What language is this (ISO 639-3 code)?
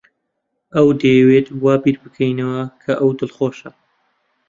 ckb